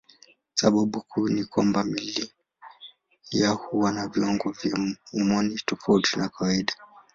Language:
Swahili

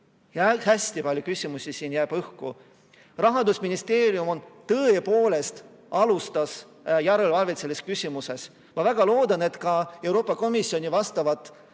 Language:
Estonian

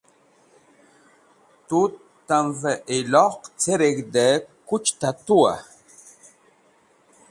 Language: Wakhi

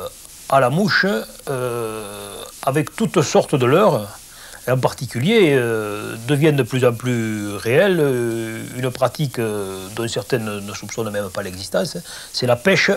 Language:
French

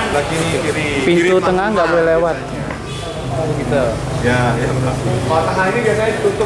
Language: Indonesian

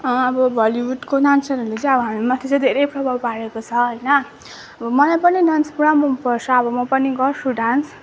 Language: Nepali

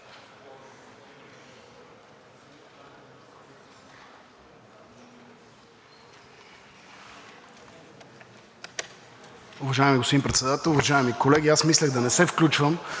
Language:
Bulgarian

